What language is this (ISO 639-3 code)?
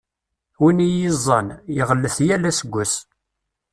kab